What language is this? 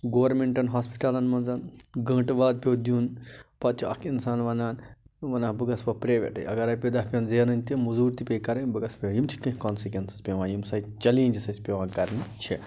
Kashmiri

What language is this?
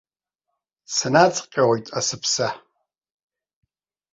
Abkhazian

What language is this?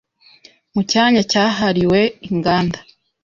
Kinyarwanda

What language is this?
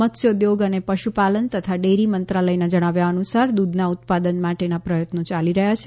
Gujarati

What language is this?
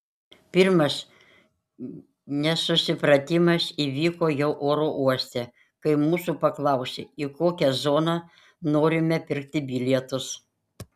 Lithuanian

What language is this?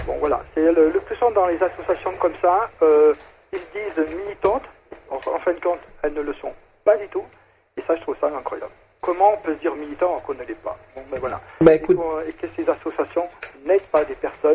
French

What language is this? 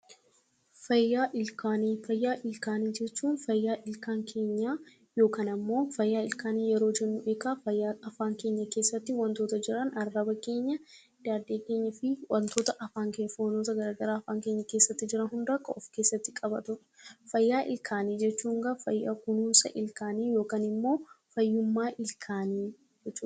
Oromo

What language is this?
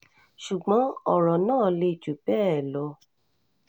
Yoruba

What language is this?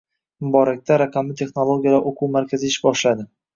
Uzbek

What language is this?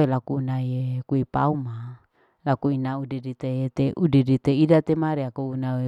Larike-Wakasihu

